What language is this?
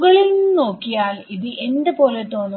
Malayalam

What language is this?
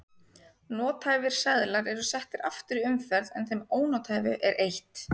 Icelandic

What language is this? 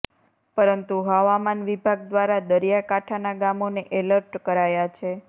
Gujarati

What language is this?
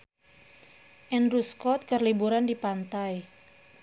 Sundanese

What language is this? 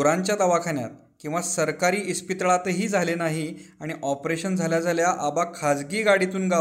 Marathi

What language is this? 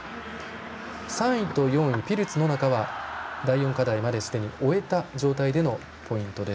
Japanese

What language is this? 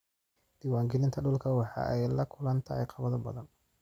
Somali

